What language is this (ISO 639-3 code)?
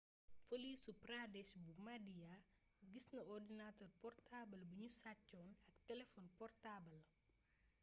wol